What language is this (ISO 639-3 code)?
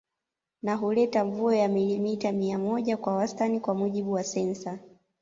swa